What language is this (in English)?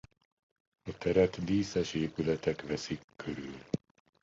Hungarian